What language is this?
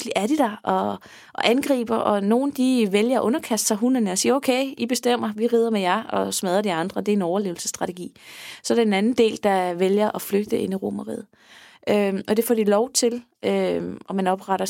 Danish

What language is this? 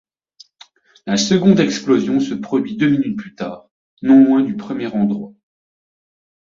French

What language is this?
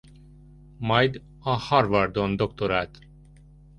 Hungarian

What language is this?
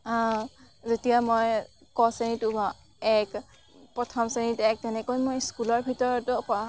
Assamese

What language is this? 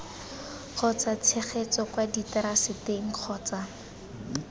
Tswana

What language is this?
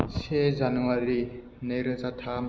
Bodo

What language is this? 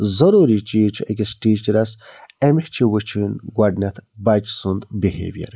Kashmiri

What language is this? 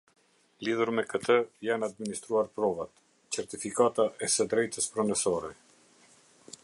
Albanian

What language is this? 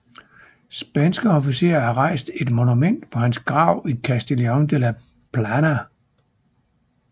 Danish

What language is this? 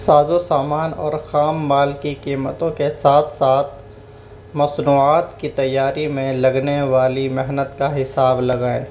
Urdu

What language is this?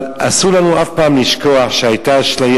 Hebrew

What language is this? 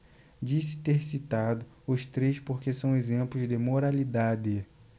Portuguese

